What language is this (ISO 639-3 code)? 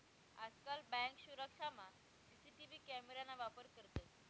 mar